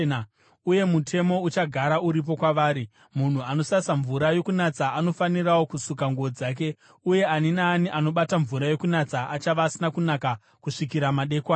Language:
Shona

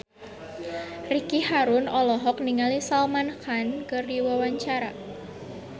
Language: Sundanese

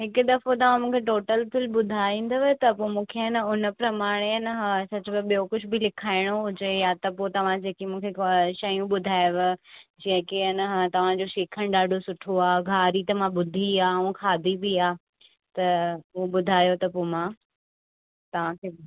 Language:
Sindhi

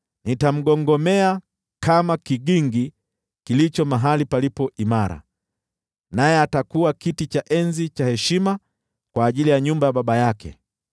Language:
Swahili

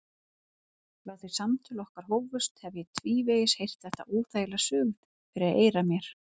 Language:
Icelandic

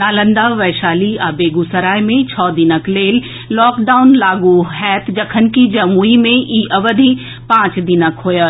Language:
Maithili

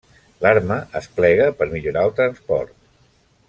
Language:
Catalan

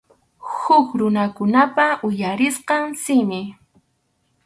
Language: Arequipa-La Unión Quechua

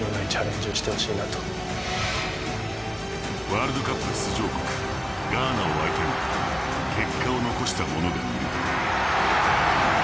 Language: Japanese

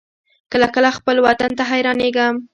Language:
Pashto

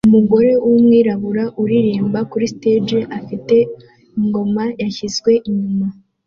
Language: Kinyarwanda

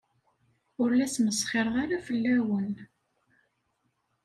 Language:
Kabyle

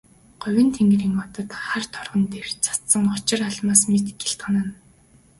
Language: Mongolian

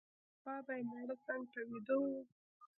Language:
Pashto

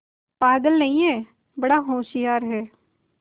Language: Hindi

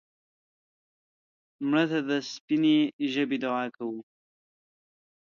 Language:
Pashto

